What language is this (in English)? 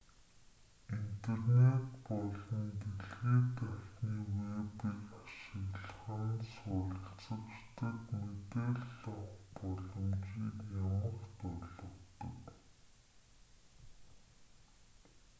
Mongolian